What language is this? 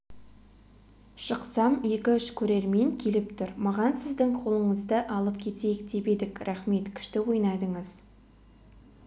Kazakh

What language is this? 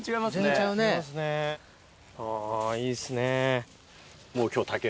Japanese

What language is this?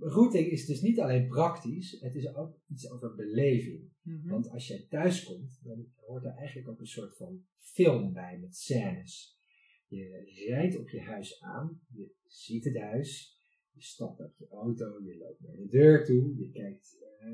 Dutch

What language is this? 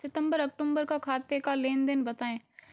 Hindi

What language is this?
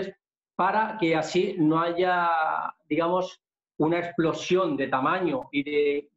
Spanish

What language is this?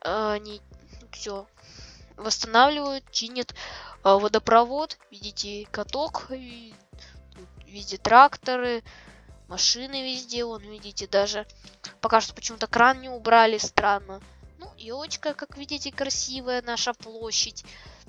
Russian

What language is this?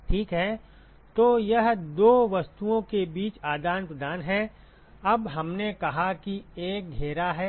Hindi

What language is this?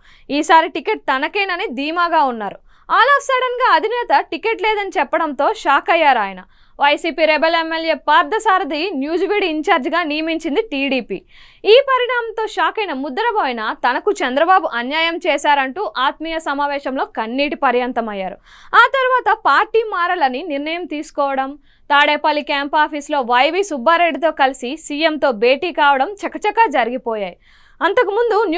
Telugu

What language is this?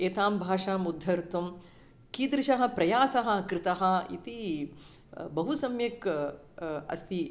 Sanskrit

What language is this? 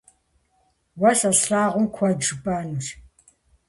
Kabardian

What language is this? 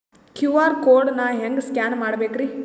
Kannada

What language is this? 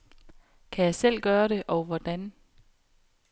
Danish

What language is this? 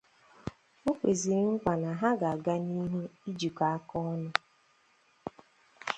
Igbo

